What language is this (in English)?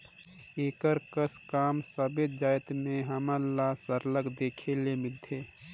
Chhattisgarhi